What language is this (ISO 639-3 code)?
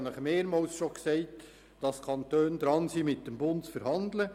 gsw